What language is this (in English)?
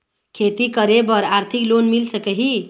Chhattisgarhi